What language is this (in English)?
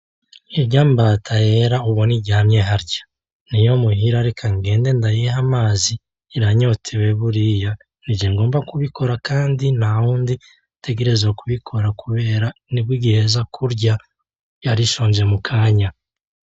Rundi